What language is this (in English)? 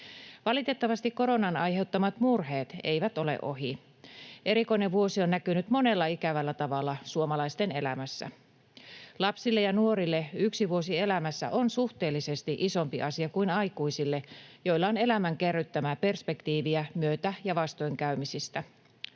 Finnish